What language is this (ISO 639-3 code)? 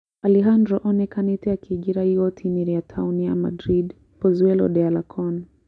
kik